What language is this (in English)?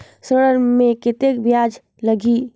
Chhattisgarhi